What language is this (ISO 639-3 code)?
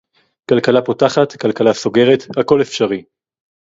heb